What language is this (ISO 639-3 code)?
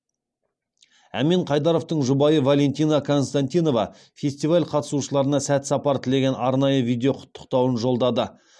kaz